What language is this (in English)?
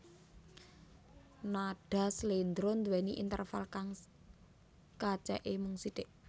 Javanese